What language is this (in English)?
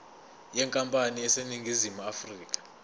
Zulu